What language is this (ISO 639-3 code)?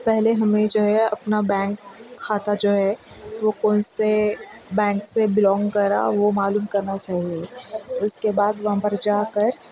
urd